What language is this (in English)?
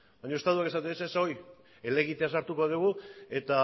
Basque